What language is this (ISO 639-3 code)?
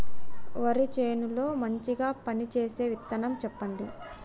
tel